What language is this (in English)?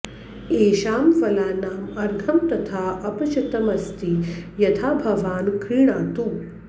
Sanskrit